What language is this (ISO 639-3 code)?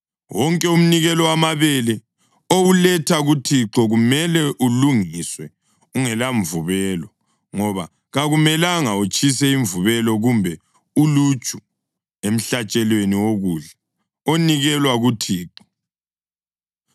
nde